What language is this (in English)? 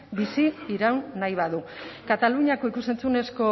Basque